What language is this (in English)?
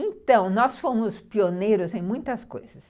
Portuguese